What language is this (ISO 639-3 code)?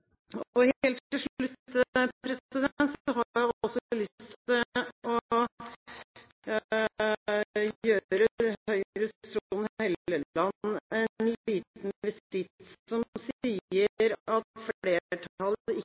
nob